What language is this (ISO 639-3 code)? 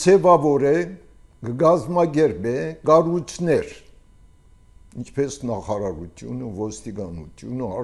tur